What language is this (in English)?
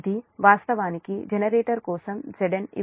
Telugu